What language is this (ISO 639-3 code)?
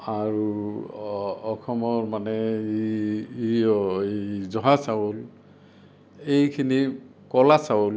asm